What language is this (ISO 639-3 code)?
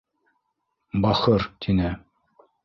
bak